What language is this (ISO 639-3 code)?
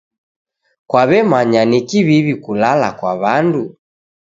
dav